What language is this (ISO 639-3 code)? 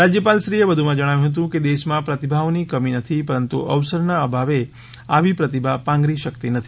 guj